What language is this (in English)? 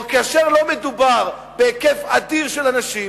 Hebrew